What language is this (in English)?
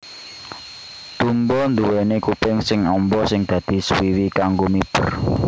Javanese